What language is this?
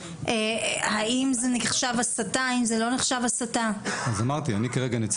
Hebrew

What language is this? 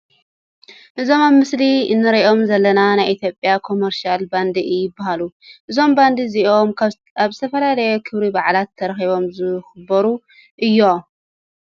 Tigrinya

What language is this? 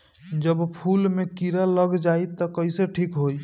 Bhojpuri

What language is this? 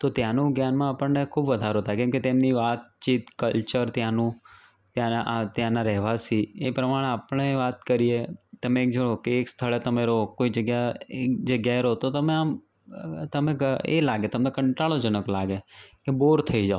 Gujarati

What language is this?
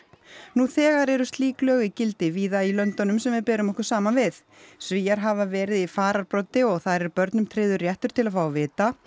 Icelandic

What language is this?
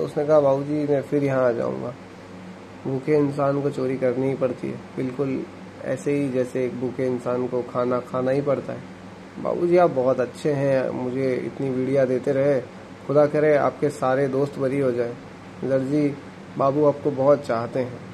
Hindi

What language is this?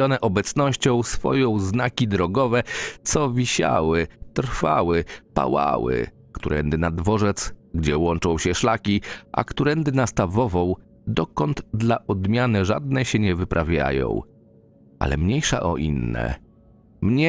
Polish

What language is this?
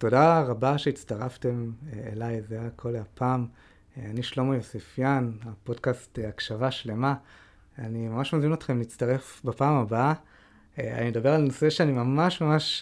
Hebrew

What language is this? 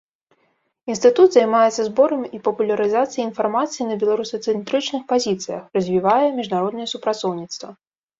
Belarusian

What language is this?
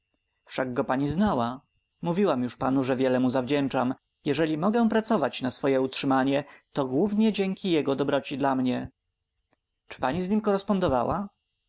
Polish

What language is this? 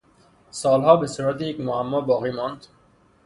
Persian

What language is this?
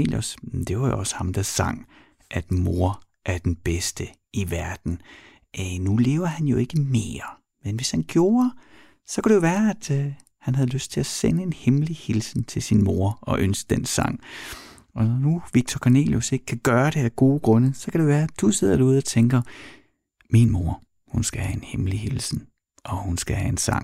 Danish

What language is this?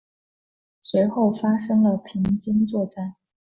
Chinese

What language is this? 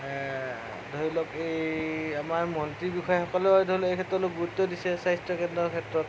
Assamese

